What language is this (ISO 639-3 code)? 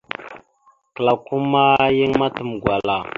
mxu